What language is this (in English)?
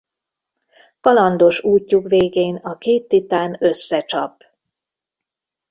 Hungarian